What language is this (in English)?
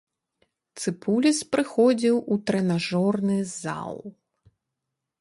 Belarusian